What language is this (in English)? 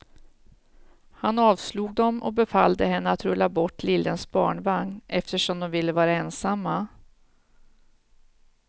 Swedish